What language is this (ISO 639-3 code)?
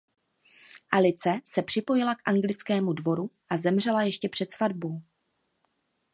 ces